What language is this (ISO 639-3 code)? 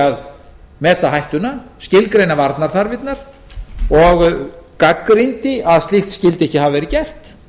isl